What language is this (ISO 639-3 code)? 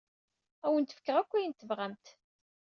kab